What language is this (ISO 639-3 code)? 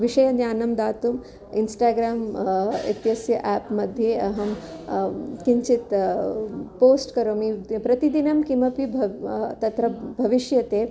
san